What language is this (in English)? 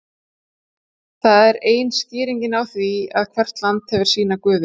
Icelandic